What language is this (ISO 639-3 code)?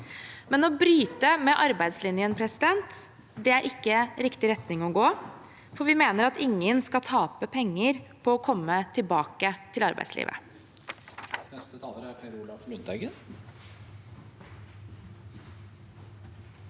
nor